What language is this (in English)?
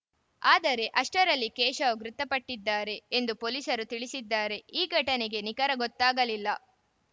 Kannada